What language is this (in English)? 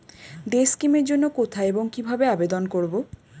Bangla